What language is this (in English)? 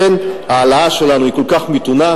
Hebrew